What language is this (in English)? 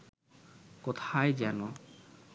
Bangla